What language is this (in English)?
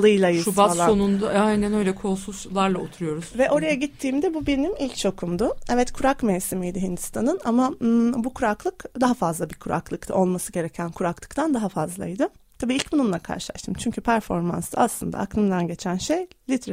Turkish